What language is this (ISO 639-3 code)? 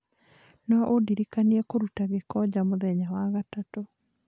kik